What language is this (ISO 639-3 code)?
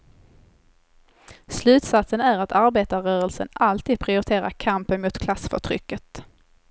swe